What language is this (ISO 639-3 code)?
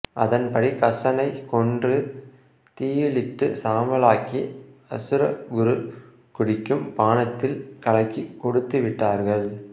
tam